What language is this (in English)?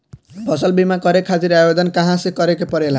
Bhojpuri